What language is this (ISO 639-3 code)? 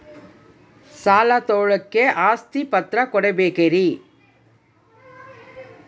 kan